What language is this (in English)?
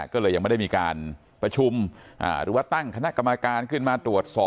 Thai